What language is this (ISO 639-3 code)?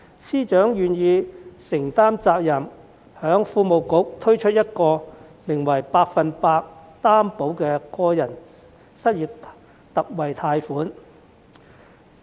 yue